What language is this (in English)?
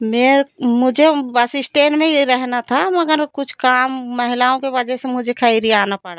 Hindi